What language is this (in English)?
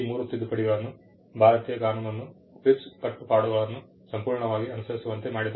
Kannada